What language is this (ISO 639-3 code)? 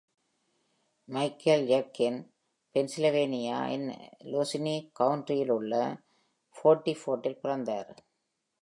tam